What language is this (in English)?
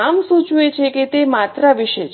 Gujarati